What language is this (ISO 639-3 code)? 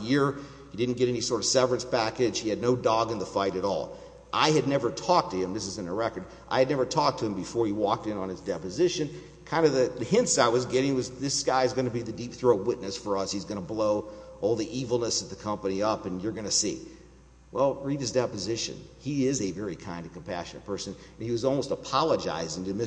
eng